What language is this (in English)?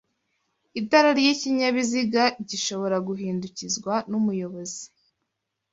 Kinyarwanda